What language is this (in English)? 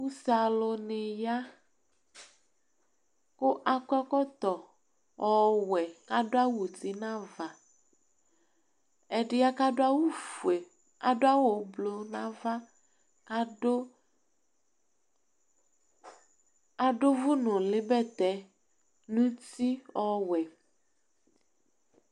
Ikposo